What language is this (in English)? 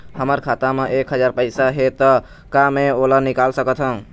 Chhattisgarhi